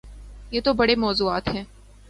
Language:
Urdu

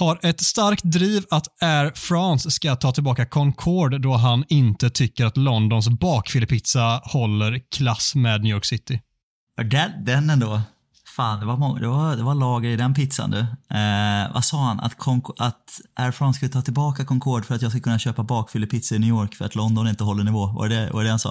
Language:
Swedish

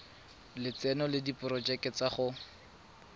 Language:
Tswana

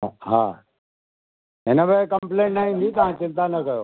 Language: Sindhi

